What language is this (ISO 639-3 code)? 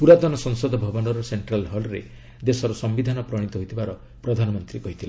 ori